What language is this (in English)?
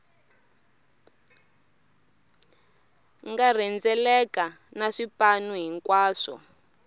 Tsonga